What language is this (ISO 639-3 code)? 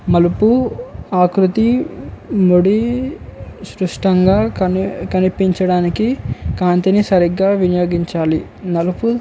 tel